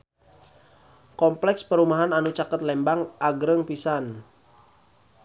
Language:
Sundanese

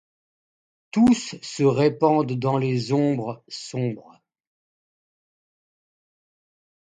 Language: French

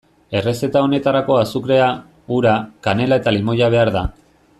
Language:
Basque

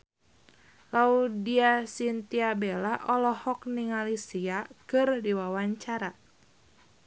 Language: Sundanese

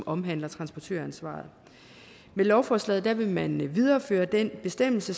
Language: Danish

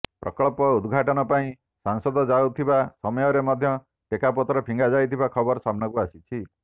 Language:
Odia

